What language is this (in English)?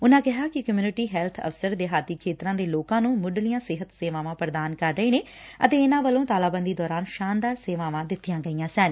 Punjabi